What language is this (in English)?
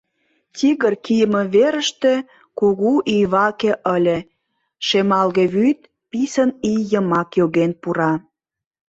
Mari